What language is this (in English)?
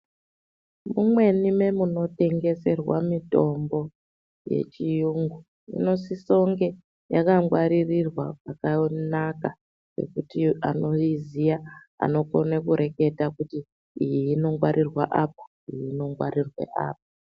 Ndau